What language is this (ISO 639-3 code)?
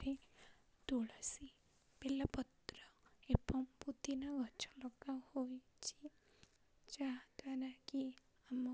ori